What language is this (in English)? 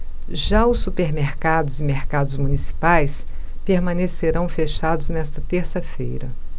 Portuguese